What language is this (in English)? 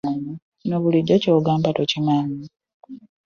Ganda